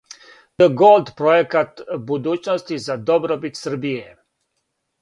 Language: Serbian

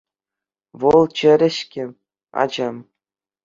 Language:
Chuvash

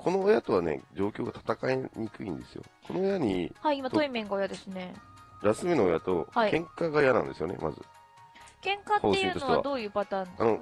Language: Japanese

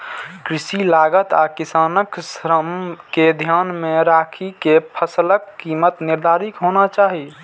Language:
Maithili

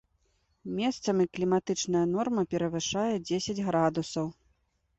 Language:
Belarusian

